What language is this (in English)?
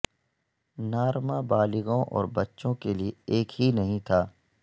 Urdu